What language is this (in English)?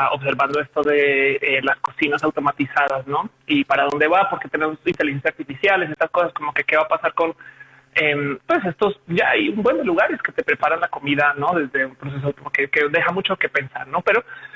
Spanish